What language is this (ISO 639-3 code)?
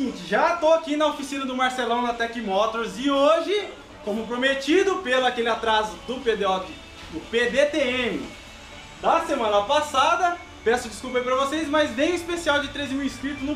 por